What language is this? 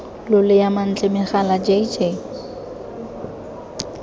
Tswana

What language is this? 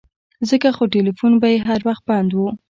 Pashto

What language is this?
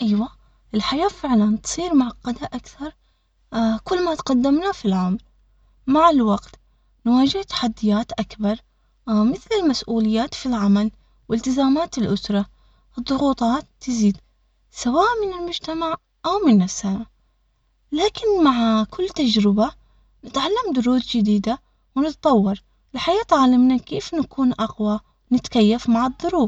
Omani Arabic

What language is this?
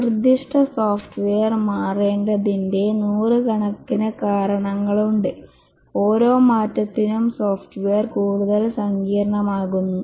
Malayalam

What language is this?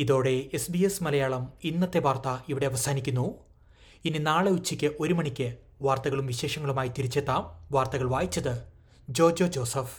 Malayalam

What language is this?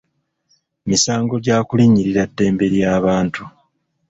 Ganda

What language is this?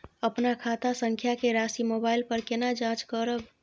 Maithili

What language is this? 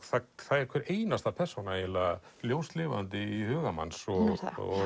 Icelandic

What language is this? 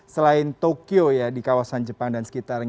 Indonesian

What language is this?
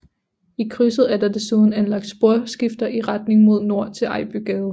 Danish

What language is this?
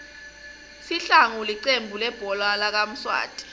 Swati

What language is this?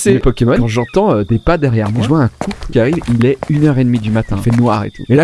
French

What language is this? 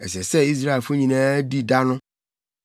Akan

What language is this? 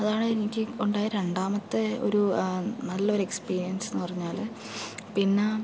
Malayalam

